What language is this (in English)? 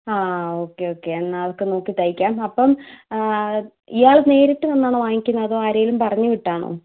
Malayalam